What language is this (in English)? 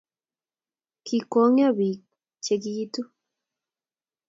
Kalenjin